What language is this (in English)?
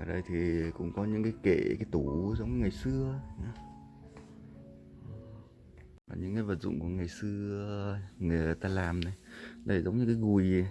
Vietnamese